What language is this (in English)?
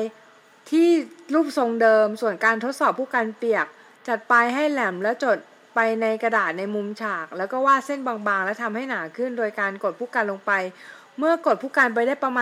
Thai